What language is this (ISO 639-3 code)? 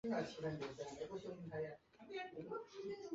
zho